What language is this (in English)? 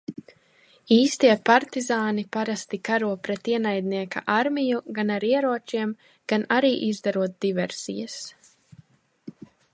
Latvian